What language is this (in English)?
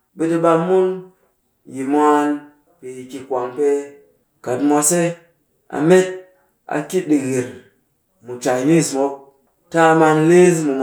Cakfem-Mushere